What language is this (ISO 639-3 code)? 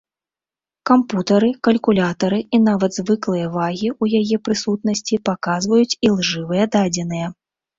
bel